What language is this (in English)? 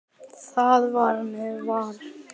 Icelandic